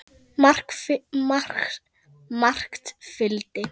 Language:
Icelandic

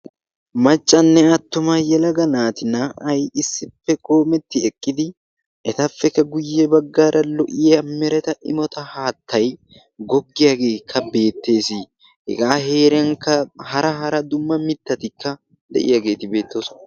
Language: Wolaytta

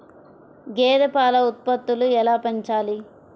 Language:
Telugu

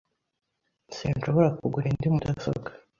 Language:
Kinyarwanda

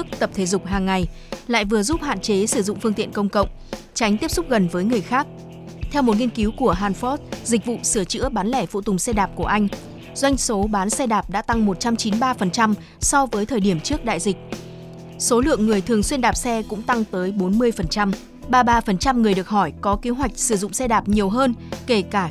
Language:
Vietnamese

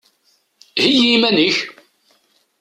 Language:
Kabyle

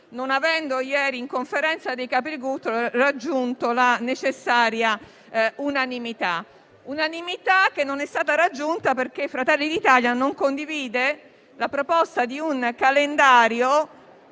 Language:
Italian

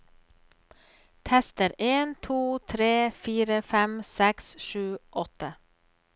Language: Norwegian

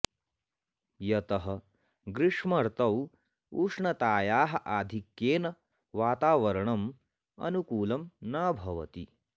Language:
Sanskrit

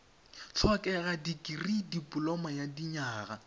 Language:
Tswana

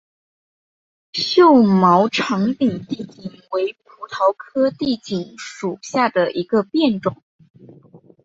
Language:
Chinese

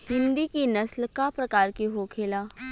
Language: Bhojpuri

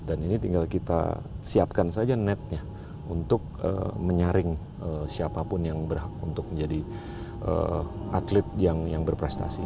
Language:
Indonesian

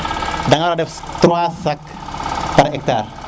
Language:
Serer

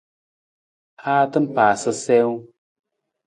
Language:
Nawdm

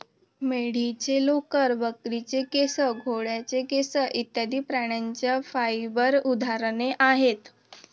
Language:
Marathi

